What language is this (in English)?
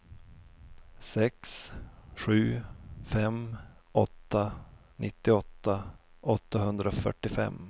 Swedish